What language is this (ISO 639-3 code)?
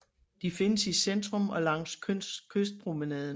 dan